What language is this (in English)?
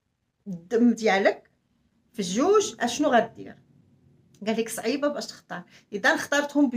Arabic